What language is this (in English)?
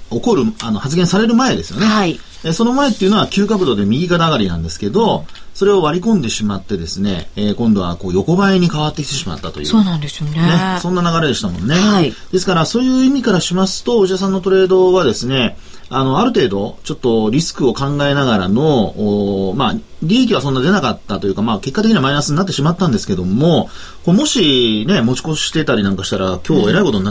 Japanese